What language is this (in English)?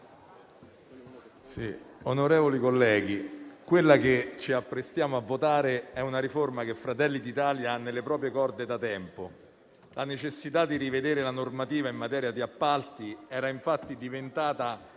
Italian